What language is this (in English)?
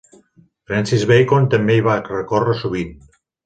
Catalan